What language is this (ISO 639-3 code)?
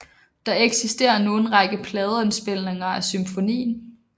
dan